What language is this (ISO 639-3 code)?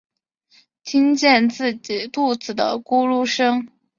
zho